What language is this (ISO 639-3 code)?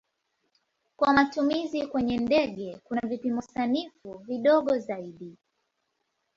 swa